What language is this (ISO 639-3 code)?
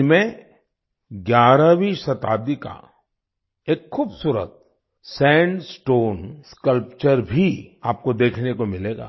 hin